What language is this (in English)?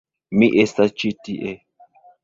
Esperanto